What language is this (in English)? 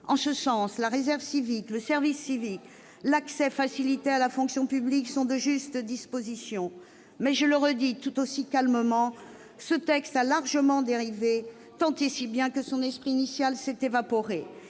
French